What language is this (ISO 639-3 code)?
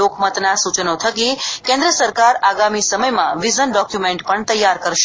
guj